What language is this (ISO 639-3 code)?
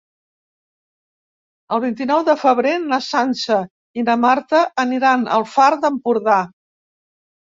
cat